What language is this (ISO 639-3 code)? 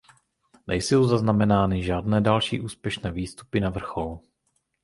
ces